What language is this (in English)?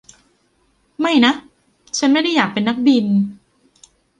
Thai